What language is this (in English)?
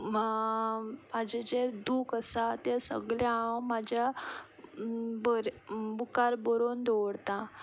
Konkani